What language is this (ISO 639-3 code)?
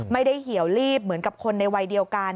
tha